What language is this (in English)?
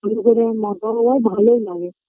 Bangla